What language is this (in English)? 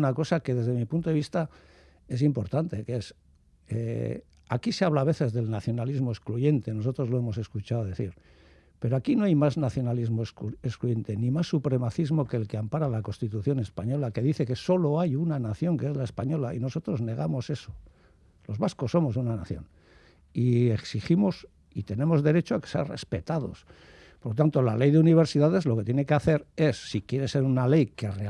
Spanish